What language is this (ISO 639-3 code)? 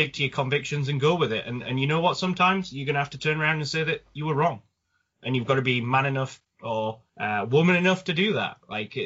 eng